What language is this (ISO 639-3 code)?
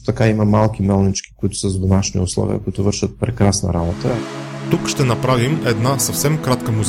bul